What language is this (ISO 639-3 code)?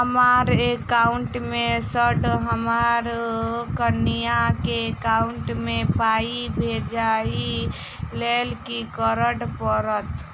mai